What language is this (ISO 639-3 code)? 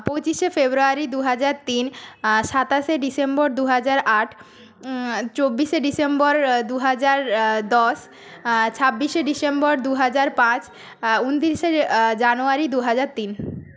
ben